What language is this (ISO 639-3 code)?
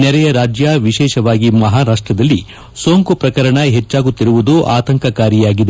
kan